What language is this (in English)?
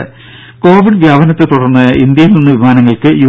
Malayalam